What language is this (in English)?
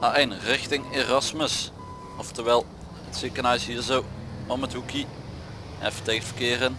Dutch